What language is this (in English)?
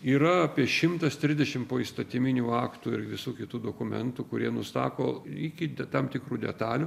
Lithuanian